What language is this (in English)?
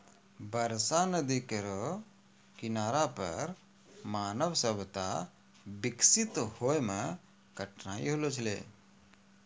Maithili